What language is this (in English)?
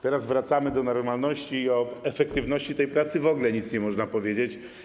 Polish